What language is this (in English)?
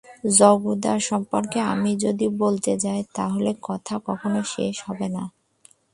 Bangla